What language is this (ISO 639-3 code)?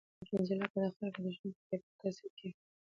pus